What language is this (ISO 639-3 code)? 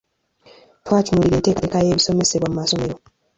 lug